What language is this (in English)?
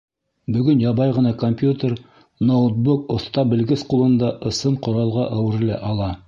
Bashkir